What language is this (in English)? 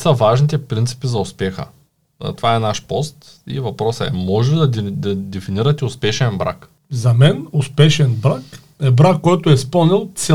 Bulgarian